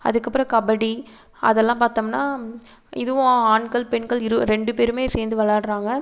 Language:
Tamil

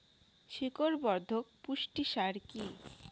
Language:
Bangla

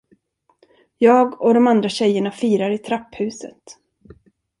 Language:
Swedish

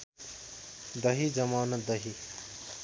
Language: Nepali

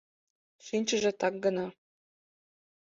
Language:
Mari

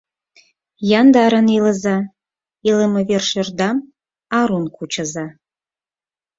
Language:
Mari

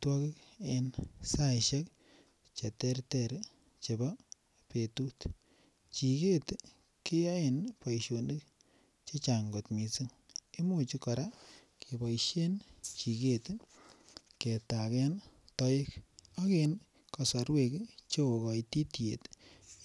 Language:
Kalenjin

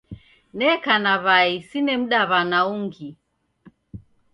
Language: Taita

